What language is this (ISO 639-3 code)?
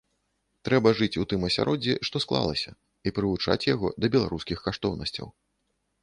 bel